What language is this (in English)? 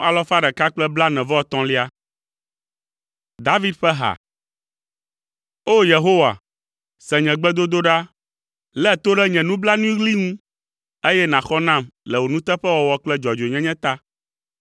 Ewe